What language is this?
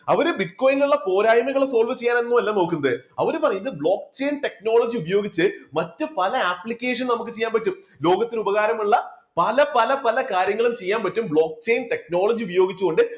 Malayalam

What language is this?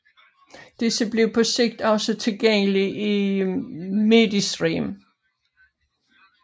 Danish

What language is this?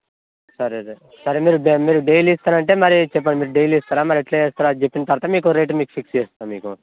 Telugu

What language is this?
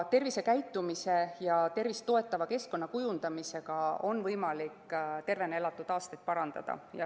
Estonian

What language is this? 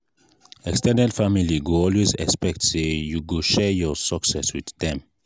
Nigerian Pidgin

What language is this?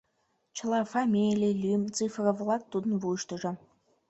Mari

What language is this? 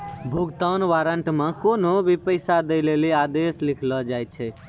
Maithili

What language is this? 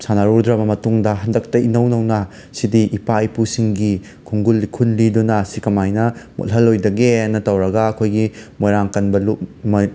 Manipuri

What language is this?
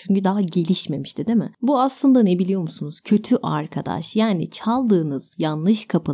Turkish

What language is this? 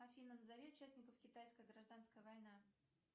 Russian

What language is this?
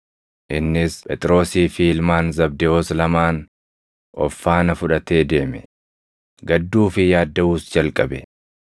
Oromo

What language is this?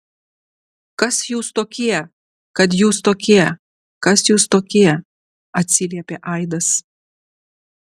Lithuanian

